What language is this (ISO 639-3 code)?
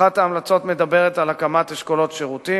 heb